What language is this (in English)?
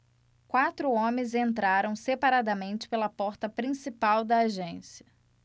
Portuguese